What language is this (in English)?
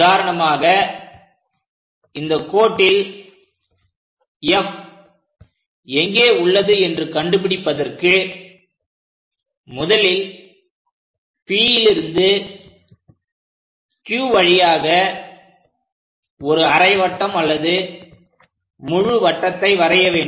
Tamil